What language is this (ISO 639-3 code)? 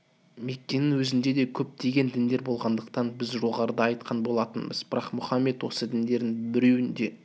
kaz